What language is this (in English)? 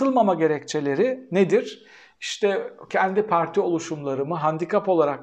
Turkish